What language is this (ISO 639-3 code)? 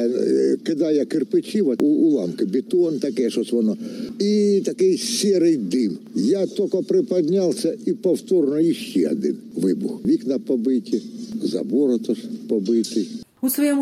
ukr